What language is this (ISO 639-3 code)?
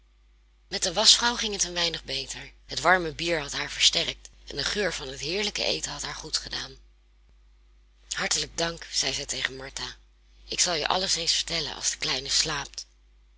nld